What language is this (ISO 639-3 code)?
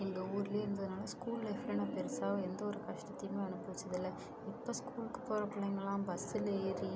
tam